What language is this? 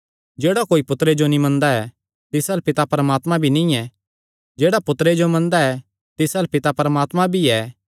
Kangri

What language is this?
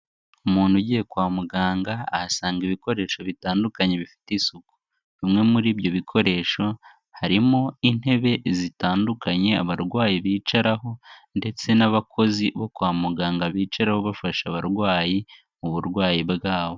Kinyarwanda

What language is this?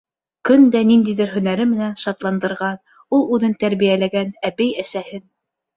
Bashkir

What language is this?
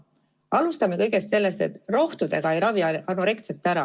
Estonian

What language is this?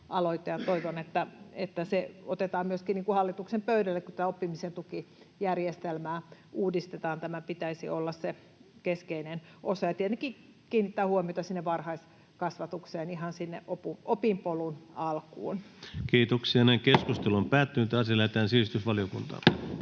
Finnish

